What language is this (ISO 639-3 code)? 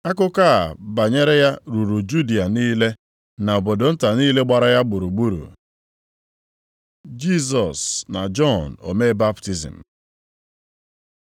ibo